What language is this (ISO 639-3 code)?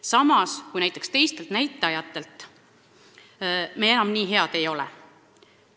est